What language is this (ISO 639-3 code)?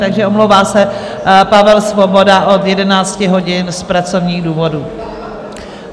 ces